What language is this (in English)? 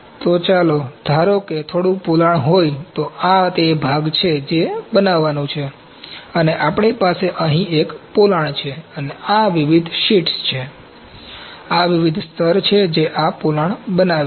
Gujarati